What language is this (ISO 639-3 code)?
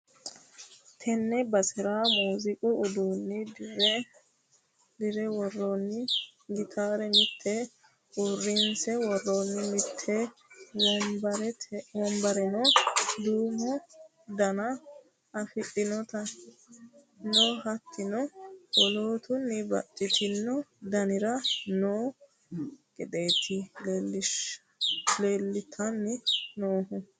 sid